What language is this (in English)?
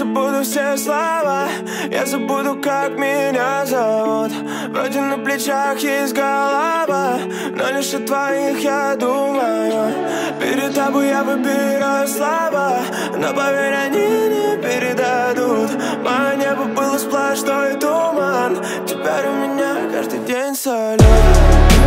Russian